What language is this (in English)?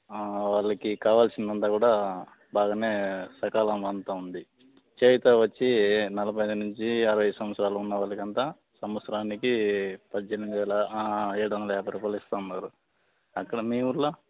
Telugu